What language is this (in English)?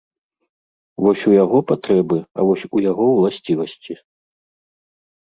Belarusian